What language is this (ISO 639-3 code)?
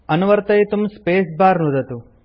san